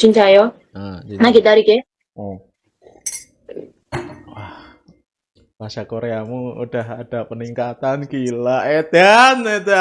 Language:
Indonesian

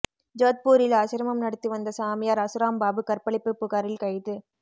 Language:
Tamil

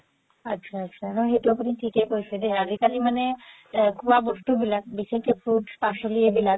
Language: Assamese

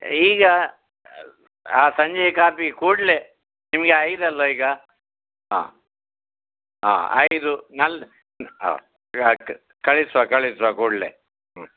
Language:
Kannada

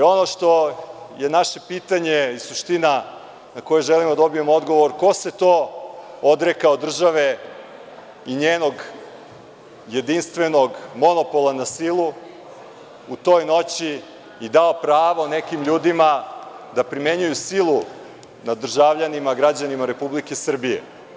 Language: Serbian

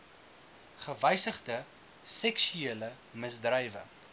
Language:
Afrikaans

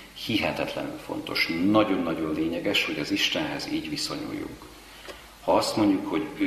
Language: Hungarian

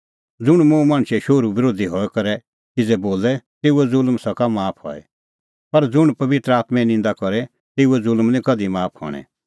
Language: Kullu Pahari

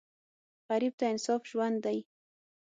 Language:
Pashto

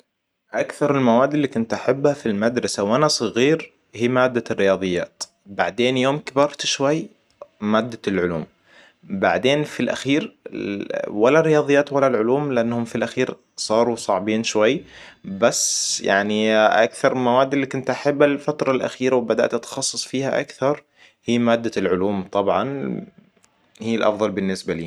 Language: Hijazi Arabic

